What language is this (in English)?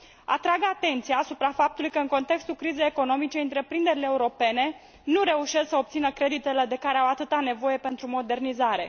Romanian